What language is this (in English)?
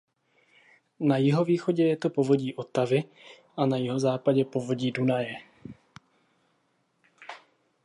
Czech